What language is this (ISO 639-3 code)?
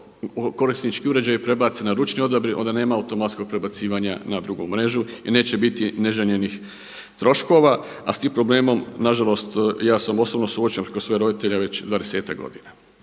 hrv